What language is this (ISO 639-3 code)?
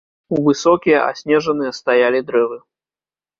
bel